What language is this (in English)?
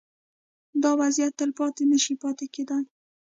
Pashto